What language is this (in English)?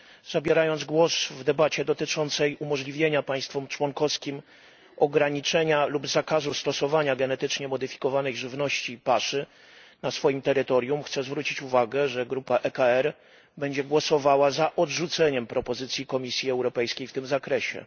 Polish